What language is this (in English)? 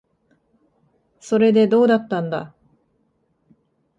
Japanese